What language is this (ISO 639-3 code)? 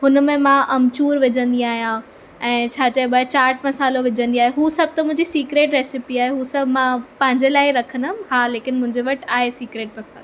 snd